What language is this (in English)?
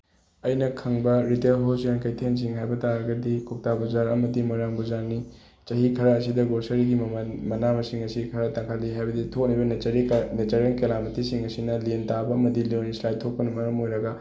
Manipuri